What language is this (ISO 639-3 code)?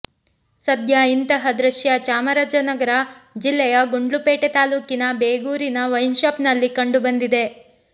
kan